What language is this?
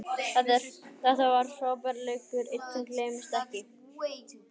Icelandic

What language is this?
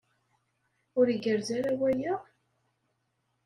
Kabyle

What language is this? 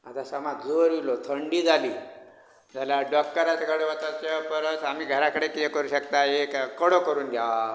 Konkani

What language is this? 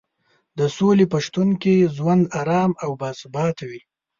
Pashto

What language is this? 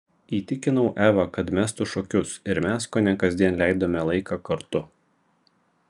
Lithuanian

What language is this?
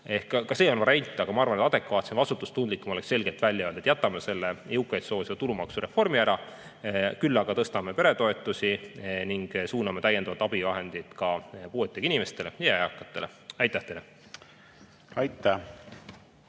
Estonian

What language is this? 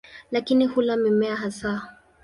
Swahili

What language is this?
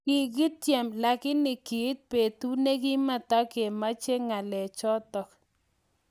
Kalenjin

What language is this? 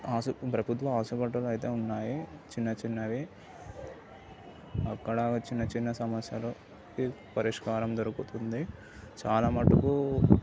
Telugu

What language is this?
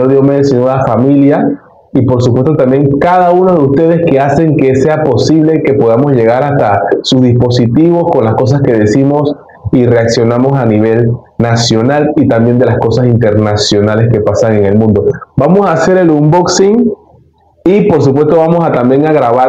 Spanish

